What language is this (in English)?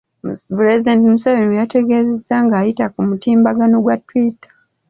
Ganda